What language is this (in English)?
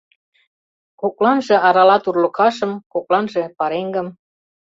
Mari